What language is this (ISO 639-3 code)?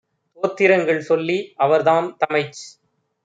tam